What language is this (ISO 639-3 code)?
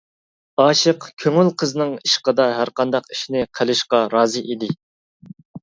uig